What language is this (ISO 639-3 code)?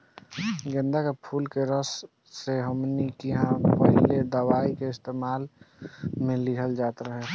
bho